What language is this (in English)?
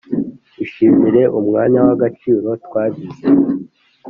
Kinyarwanda